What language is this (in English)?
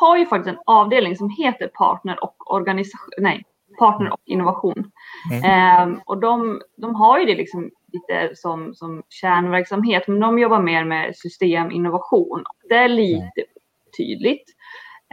Swedish